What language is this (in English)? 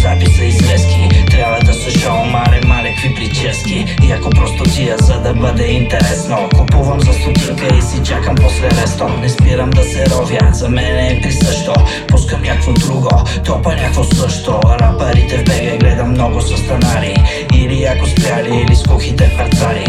Bulgarian